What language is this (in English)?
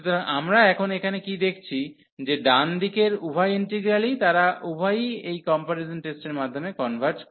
Bangla